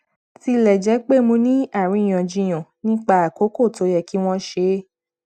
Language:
Yoruba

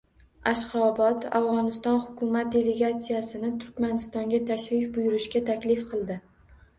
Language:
Uzbek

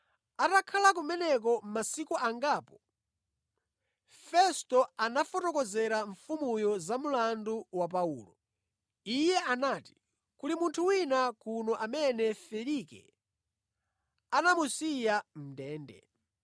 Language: Nyanja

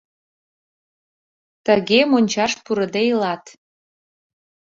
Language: Mari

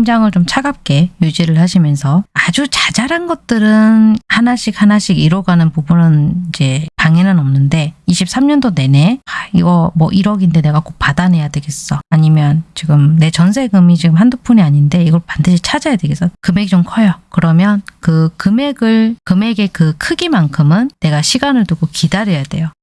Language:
Korean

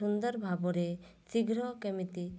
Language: Odia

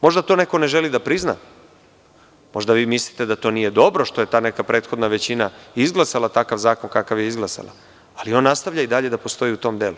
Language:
Serbian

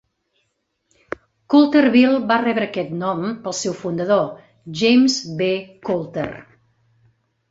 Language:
Catalan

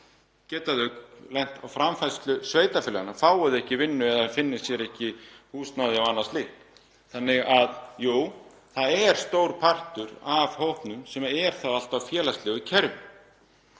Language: Icelandic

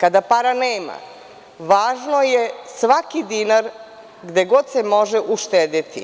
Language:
Serbian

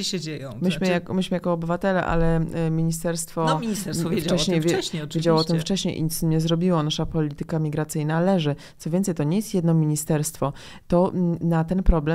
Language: Polish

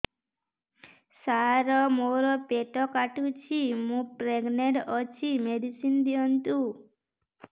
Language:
Odia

